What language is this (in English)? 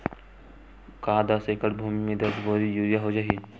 Chhattisgarhi